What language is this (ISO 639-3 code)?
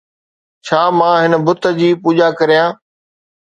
snd